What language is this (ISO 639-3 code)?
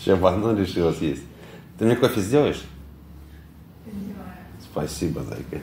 rus